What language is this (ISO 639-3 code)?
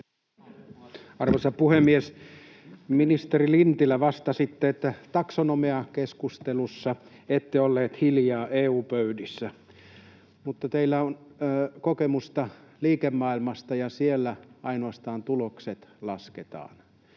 fin